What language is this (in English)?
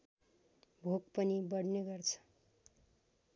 Nepali